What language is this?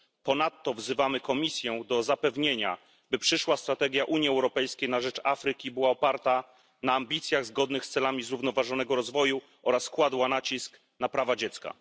Polish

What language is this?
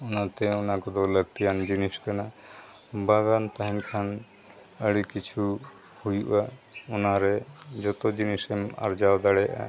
Santali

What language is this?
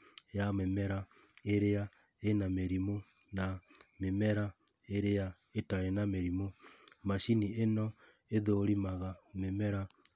Kikuyu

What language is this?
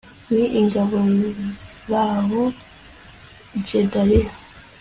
Kinyarwanda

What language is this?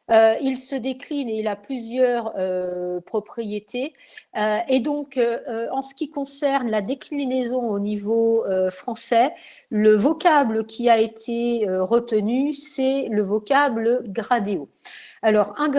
French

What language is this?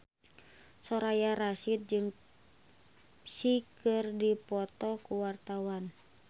Sundanese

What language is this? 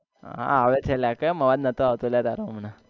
Gujarati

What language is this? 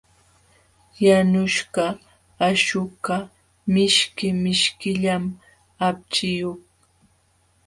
Jauja Wanca Quechua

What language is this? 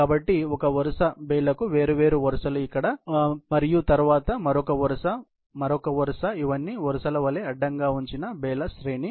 Telugu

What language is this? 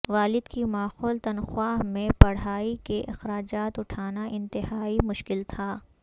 Urdu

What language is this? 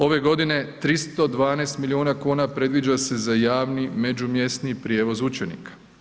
Croatian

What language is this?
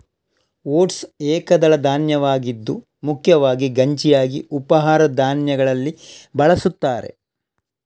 Kannada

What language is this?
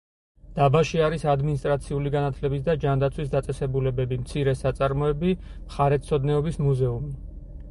Georgian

